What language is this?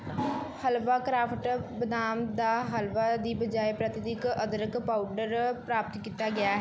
Punjabi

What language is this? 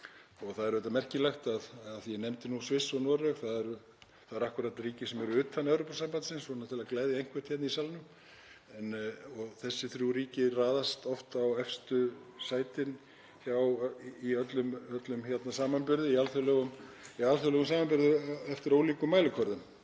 Icelandic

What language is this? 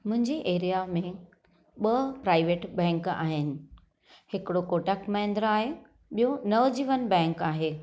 Sindhi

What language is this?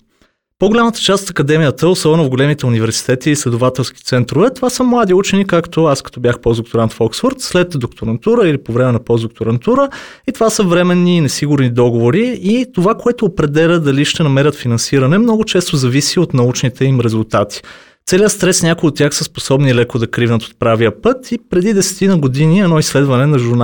Bulgarian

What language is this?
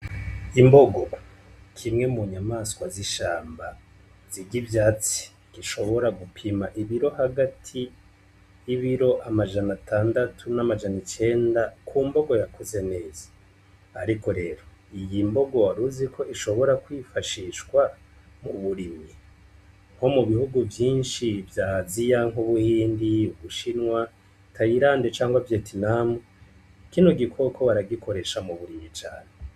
Rundi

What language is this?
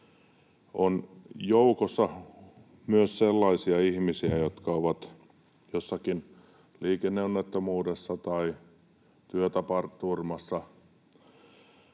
Finnish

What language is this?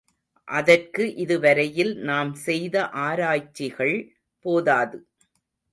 Tamil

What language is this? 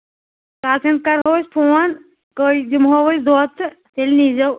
Kashmiri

